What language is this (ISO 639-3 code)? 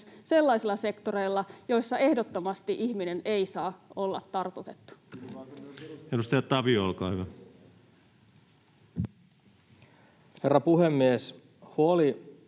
fin